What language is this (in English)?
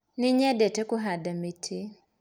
Kikuyu